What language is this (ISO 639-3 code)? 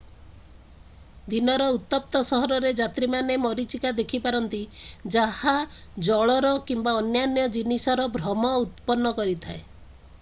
ori